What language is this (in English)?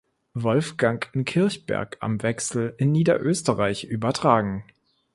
German